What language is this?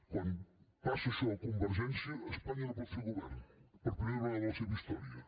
Catalan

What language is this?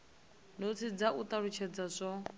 Venda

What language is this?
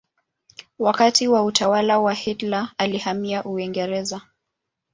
Swahili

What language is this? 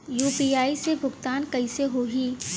Bhojpuri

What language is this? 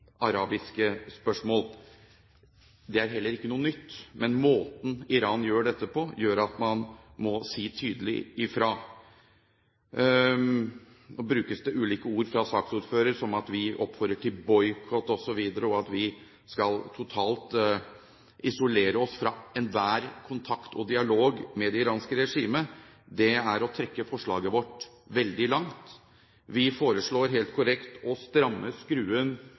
Norwegian Bokmål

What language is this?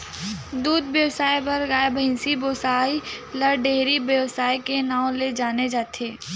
Chhattisgarhi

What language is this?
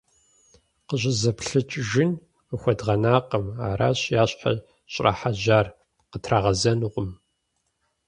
Kabardian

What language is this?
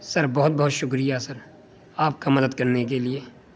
Urdu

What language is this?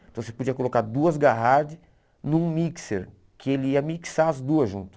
Portuguese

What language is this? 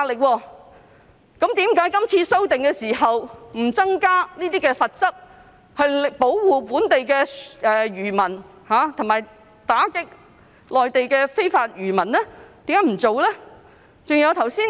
Cantonese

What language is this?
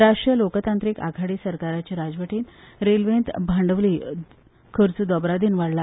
Konkani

